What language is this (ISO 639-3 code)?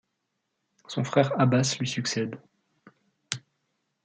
fra